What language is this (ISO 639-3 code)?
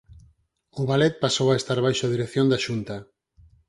glg